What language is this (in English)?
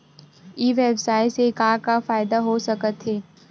Chhattisgarhi